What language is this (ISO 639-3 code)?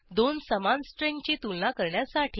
mar